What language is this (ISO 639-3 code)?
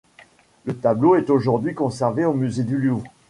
fra